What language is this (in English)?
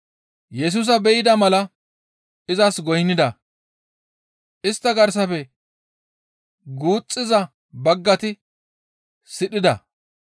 Gamo